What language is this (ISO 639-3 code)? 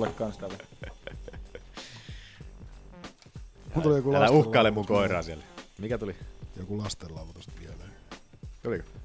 fin